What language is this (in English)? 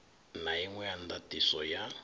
Venda